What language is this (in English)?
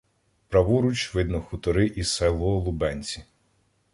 Ukrainian